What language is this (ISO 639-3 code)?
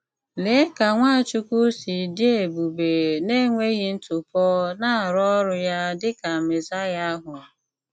ibo